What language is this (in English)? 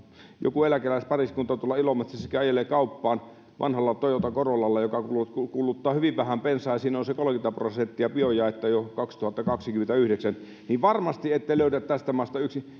Finnish